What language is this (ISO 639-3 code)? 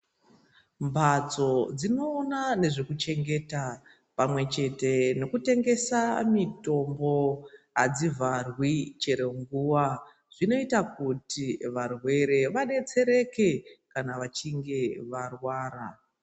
ndc